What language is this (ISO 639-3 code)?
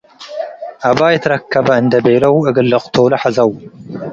tig